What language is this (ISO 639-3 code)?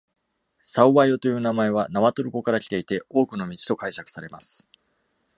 jpn